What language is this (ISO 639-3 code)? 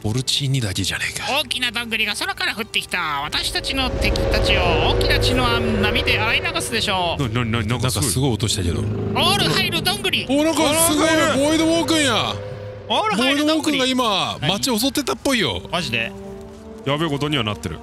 jpn